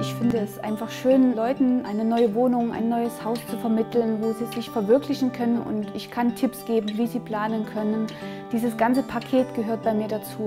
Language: German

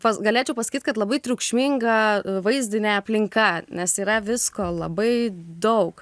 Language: Lithuanian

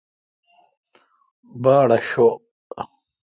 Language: Kalkoti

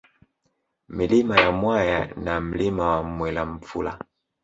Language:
Swahili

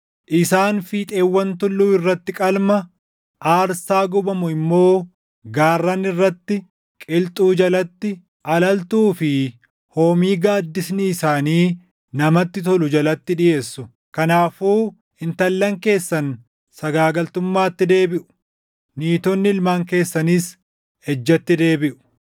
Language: Oromo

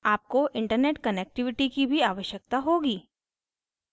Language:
Hindi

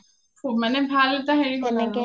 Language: Assamese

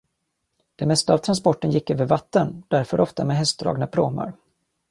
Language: Swedish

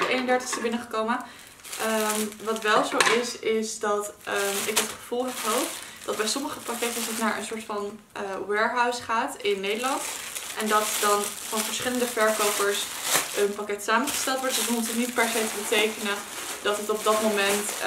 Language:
Dutch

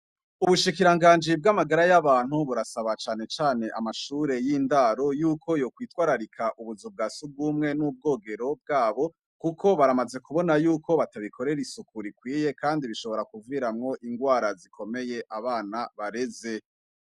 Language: Rundi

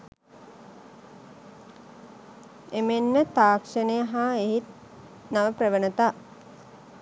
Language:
Sinhala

